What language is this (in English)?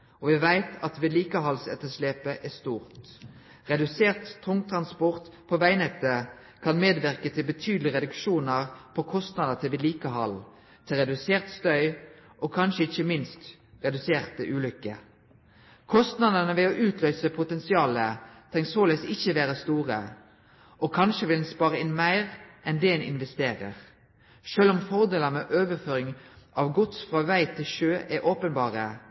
Norwegian Nynorsk